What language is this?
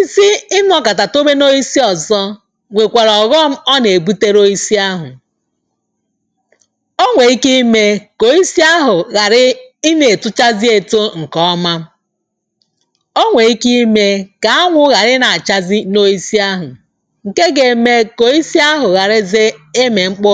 Igbo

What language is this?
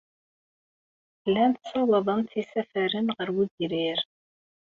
Kabyle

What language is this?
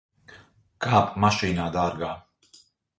Latvian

